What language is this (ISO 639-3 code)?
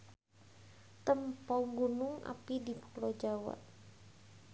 sun